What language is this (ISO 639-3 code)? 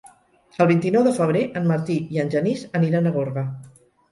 cat